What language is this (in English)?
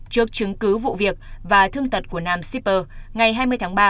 Vietnamese